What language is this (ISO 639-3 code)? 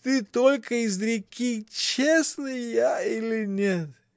rus